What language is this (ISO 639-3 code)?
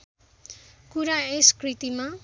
nep